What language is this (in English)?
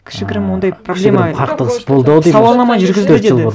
Kazakh